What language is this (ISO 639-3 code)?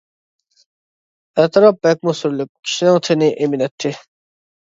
uig